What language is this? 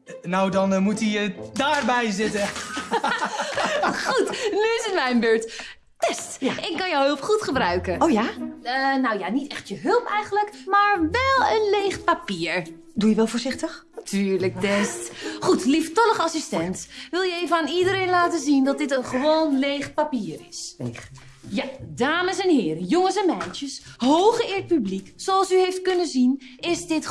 Dutch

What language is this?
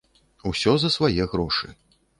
Belarusian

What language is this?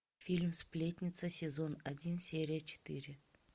Russian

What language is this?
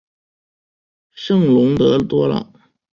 Chinese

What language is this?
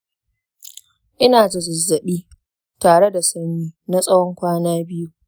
Hausa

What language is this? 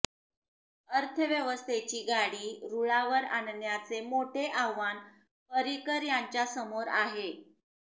Marathi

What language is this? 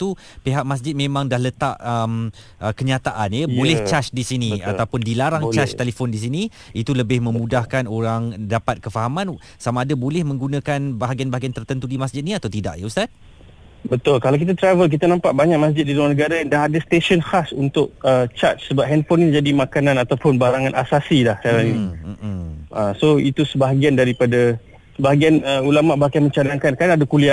Malay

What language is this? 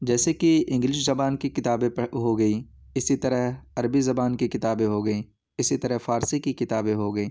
Urdu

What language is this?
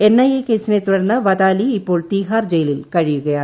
Malayalam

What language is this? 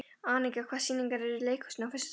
Icelandic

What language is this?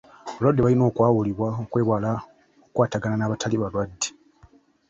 Ganda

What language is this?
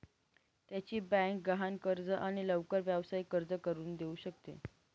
Marathi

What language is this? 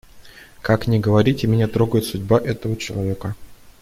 Russian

